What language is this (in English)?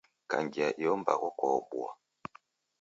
Taita